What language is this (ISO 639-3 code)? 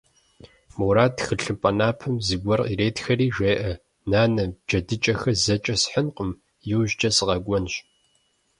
kbd